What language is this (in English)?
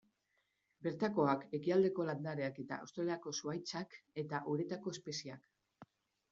Basque